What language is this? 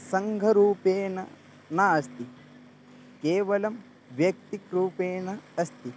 Sanskrit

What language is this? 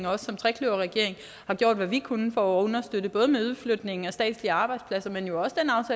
Danish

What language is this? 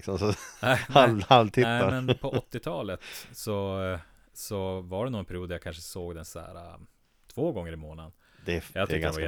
Swedish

